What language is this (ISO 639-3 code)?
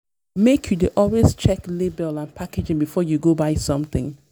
pcm